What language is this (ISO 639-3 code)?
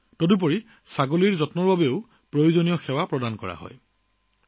asm